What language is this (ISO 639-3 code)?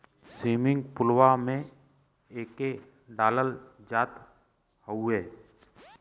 bho